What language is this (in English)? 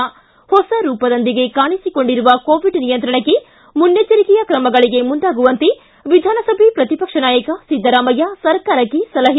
Kannada